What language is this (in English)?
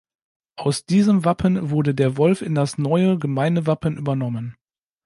German